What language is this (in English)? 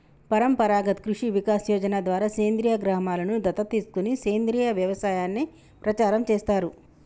Telugu